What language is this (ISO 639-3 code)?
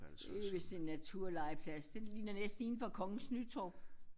dan